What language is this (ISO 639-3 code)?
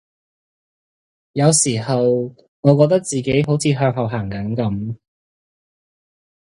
yue